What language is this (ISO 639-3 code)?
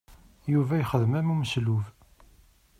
kab